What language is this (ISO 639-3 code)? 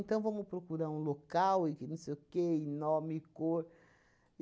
por